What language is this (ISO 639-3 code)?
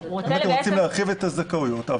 heb